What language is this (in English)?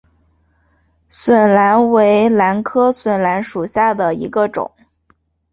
Chinese